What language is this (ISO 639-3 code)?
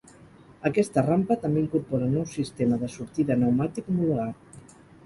cat